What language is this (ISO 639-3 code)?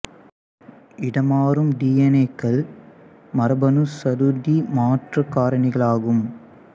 tam